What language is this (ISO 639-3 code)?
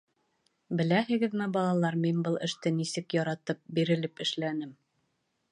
bak